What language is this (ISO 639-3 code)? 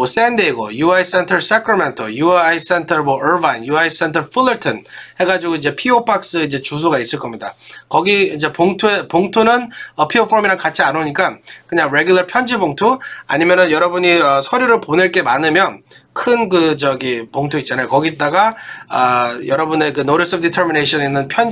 kor